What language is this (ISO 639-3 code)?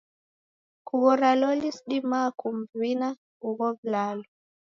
dav